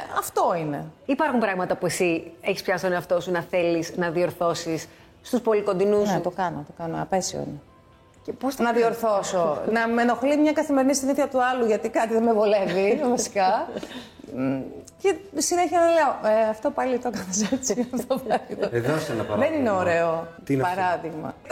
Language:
Greek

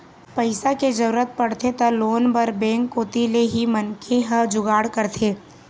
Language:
Chhattisgarhi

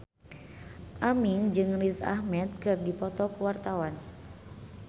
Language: Sundanese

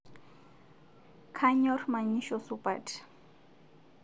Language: Masai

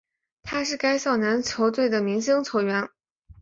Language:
Chinese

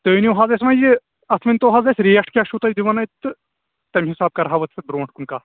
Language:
Kashmiri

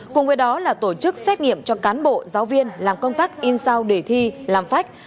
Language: Vietnamese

